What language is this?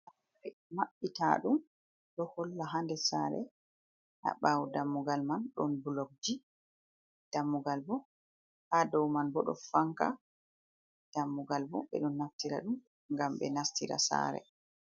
Fula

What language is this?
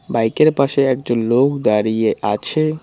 Bangla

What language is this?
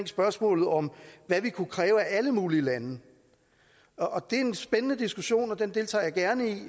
Danish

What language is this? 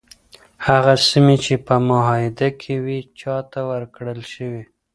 Pashto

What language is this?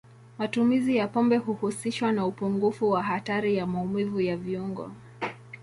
Swahili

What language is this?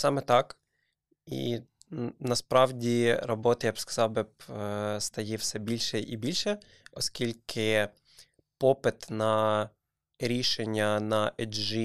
Ukrainian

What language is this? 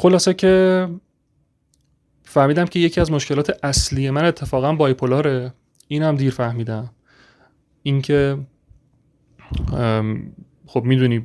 Persian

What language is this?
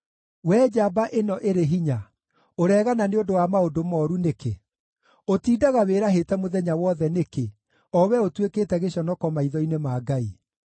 Kikuyu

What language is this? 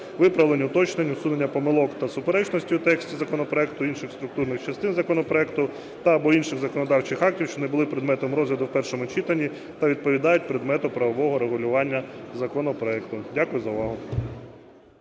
Ukrainian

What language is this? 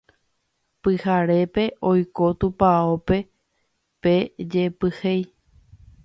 Guarani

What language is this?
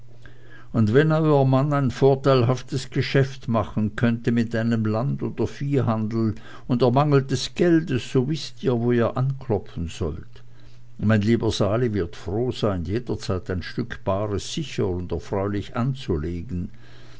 German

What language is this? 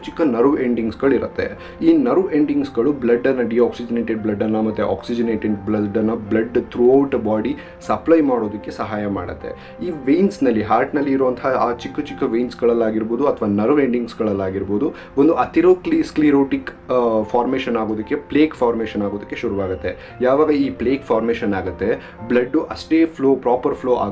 Kannada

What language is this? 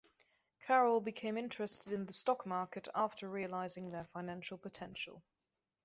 English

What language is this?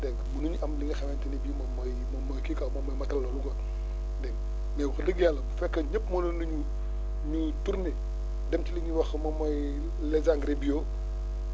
Wolof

